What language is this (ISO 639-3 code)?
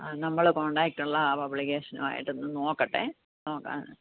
mal